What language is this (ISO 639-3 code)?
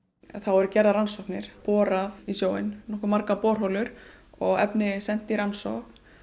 isl